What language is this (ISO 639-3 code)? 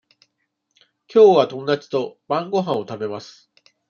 jpn